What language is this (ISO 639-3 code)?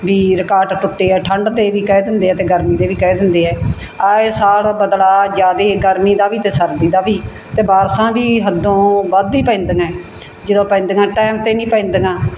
pan